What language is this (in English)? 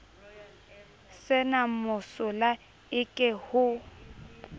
Southern Sotho